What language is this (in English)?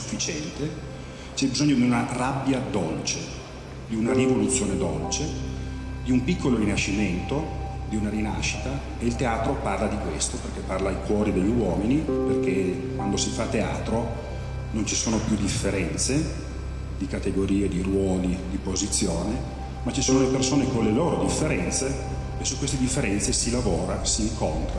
Italian